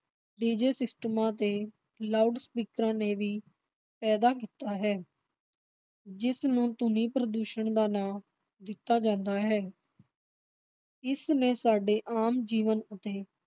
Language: Punjabi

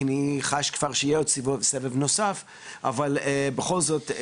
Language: Hebrew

